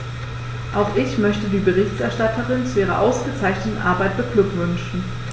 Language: German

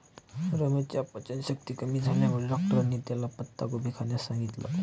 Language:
Marathi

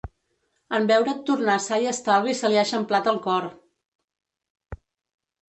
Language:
Catalan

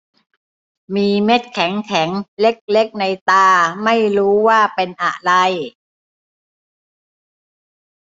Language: Thai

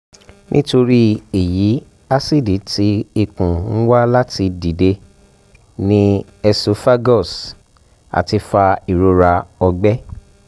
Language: Yoruba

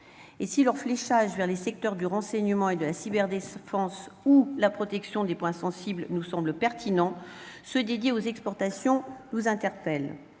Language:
French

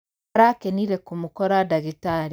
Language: Kikuyu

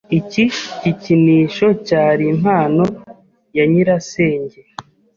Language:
Kinyarwanda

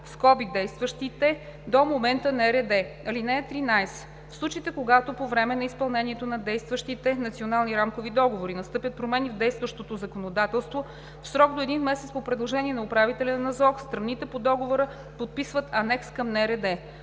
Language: Bulgarian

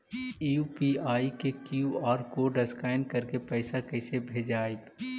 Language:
Magahi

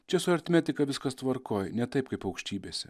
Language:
Lithuanian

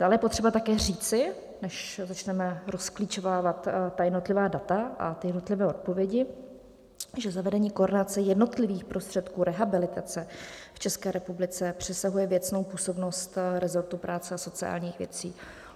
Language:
Czech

